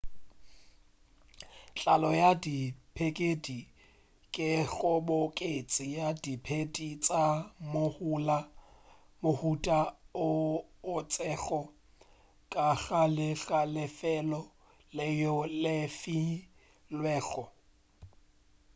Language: Northern Sotho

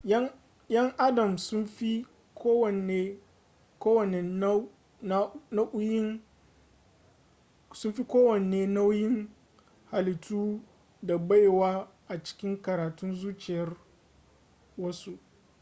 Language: Hausa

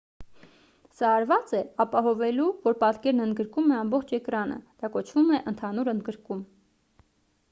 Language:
Armenian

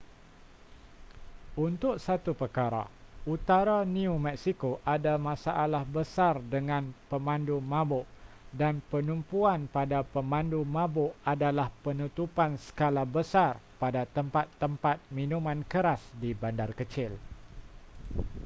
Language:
Malay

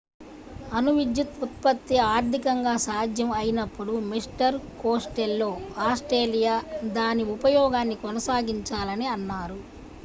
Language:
Telugu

